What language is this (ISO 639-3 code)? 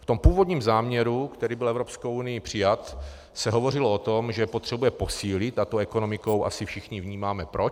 ces